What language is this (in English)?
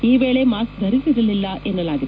Kannada